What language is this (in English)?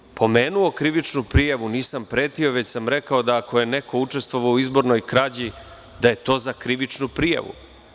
Serbian